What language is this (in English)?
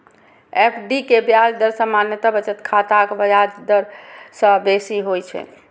Maithili